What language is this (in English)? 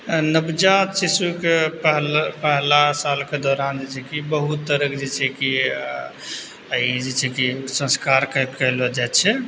Maithili